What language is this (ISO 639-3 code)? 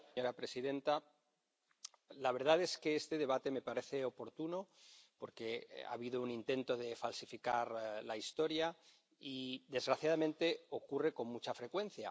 spa